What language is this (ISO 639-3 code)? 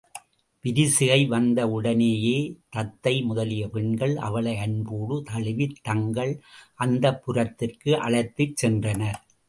tam